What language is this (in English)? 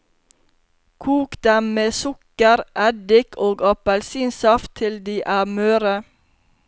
Norwegian